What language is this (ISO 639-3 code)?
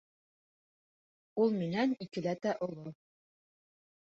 bak